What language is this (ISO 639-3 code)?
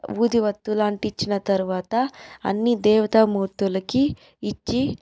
tel